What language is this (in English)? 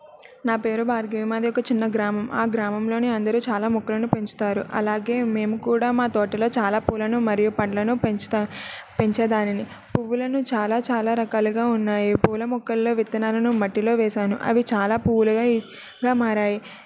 Telugu